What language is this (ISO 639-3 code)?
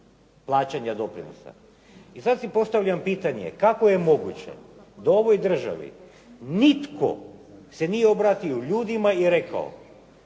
hrv